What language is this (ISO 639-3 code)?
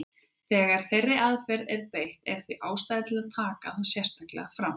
isl